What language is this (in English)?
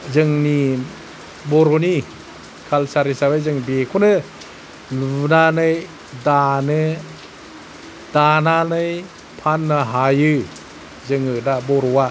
Bodo